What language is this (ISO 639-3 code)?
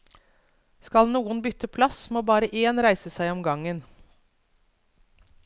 nor